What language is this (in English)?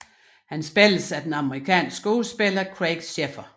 Danish